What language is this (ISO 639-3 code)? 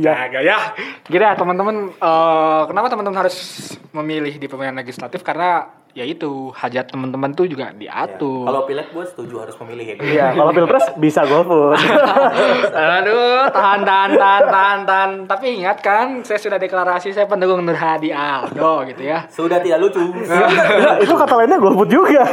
ind